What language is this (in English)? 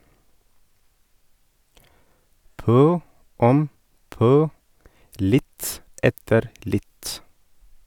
Norwegian